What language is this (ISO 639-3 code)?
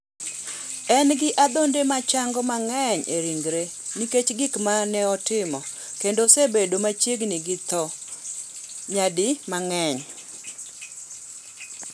luo